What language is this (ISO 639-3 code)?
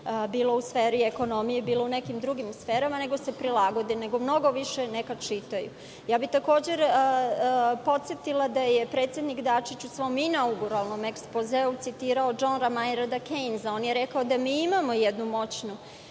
srp